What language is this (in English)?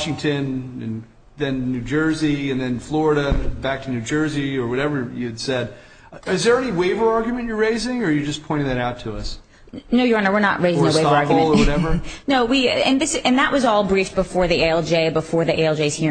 English